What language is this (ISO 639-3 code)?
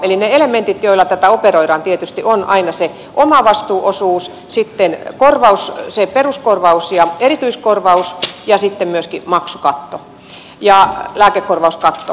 fin